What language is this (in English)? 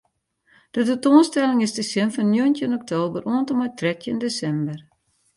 Western Frisian